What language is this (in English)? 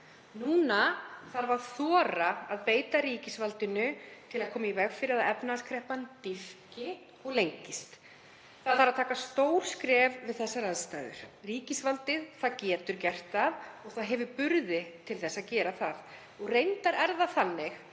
Icelandic